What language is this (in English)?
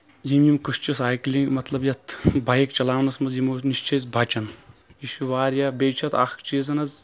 Kashmiri